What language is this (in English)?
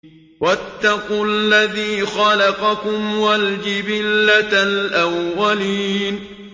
Arabic